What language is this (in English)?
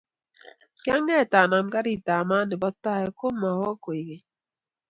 Kalenjin